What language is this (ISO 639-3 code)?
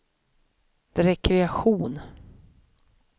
swe